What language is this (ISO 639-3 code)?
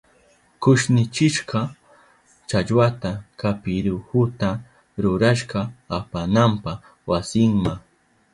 qup